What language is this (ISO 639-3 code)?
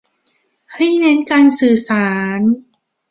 tha